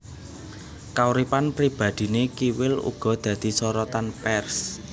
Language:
Javanese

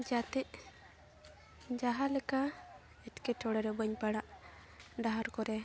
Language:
Santali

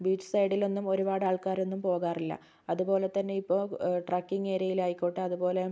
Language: Malayalam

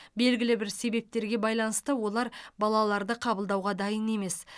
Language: Kazakh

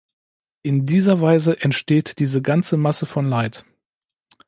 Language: German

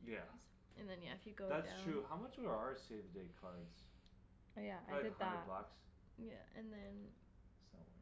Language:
English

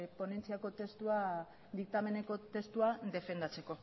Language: Basque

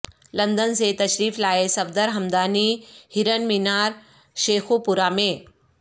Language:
Urdu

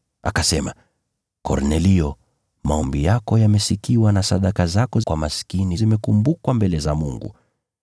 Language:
Swahili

